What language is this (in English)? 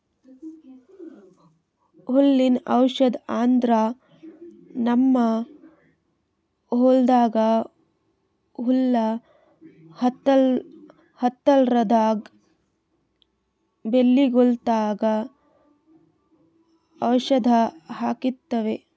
Kannada